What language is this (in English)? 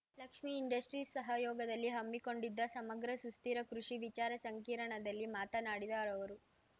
Kannada